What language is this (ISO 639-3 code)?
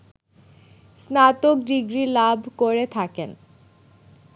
ben